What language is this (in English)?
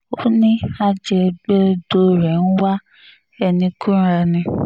Yoruba